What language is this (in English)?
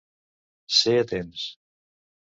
Catalan